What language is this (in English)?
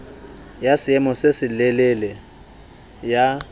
Southern Sotho